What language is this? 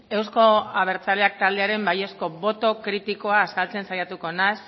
Basque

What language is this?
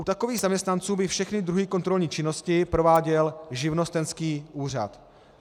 Czech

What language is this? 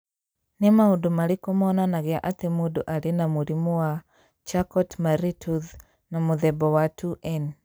Kikuyu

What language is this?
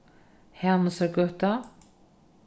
Faroese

